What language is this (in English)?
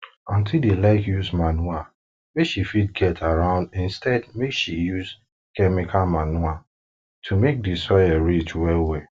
Nigerian Pidgin